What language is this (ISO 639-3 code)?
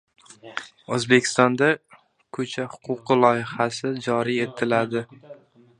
uzb